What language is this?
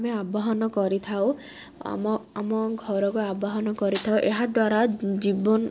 Odia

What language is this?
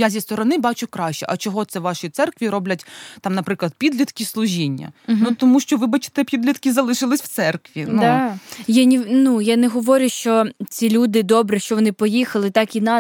Ukrainian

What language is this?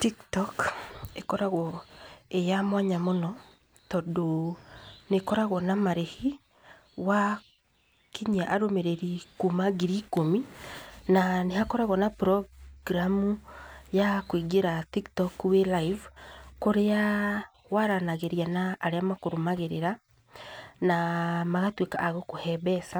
Kikuyu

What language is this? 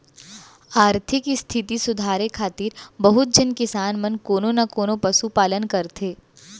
Chhattisgarhi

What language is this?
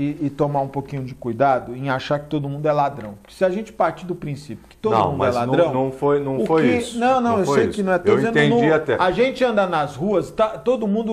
Portuguese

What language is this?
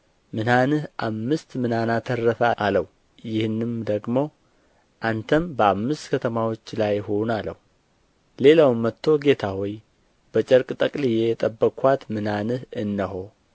Amharic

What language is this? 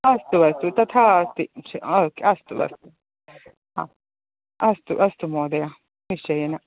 Sanskrit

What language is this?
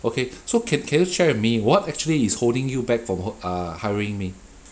English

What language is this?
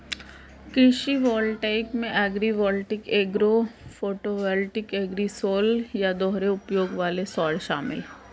Hindi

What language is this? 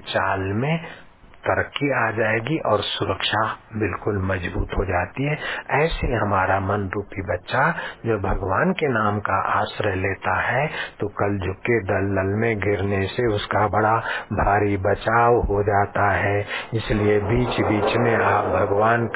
Hindi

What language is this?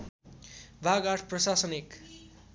Nepali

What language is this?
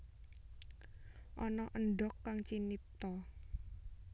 Javanese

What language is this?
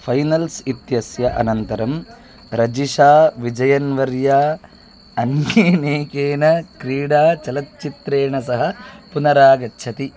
Sanskrit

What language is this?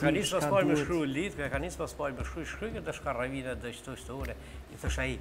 Romanian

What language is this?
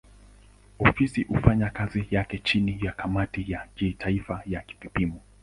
Swahili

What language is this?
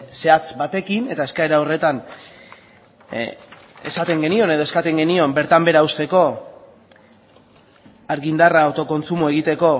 Basque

